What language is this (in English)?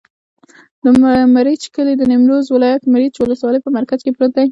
Pashto